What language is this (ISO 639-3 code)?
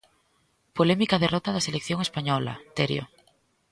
glg